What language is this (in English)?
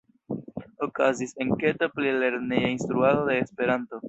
Esperanto